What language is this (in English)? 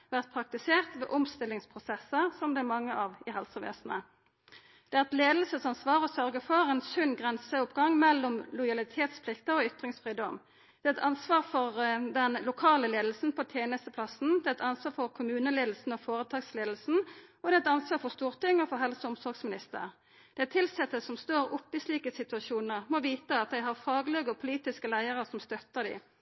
Norwegian Nynorsk